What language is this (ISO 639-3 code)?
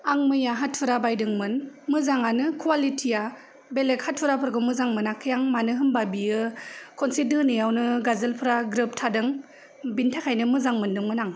brx